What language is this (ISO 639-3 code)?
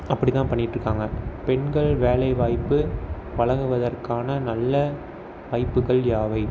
tam